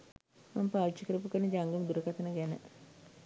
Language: Sinhala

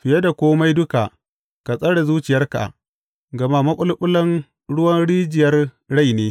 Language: Hausa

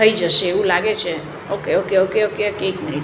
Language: Gujarati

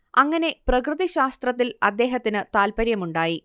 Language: Malayalam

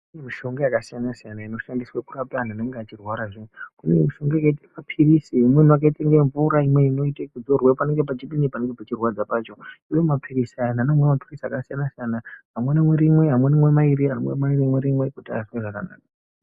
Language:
Ndau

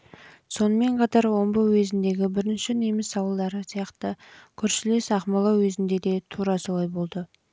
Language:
Kazakh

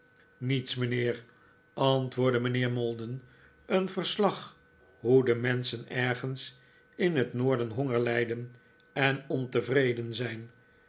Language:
Dutch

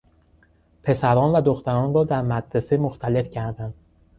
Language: Persian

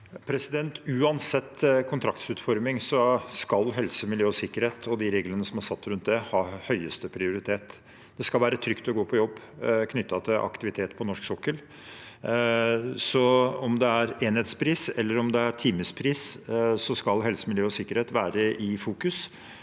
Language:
Norwegian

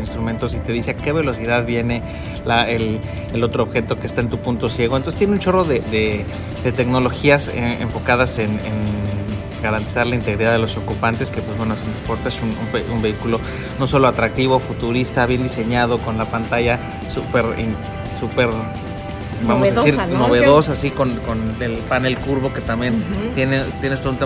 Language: Spanish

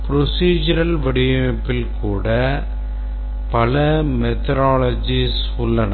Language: Tamil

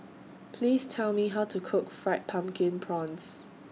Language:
English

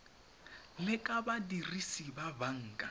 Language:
Tswana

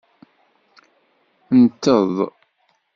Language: Kabyle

